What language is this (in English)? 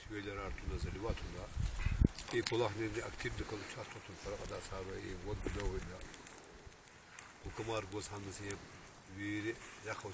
Ukrainian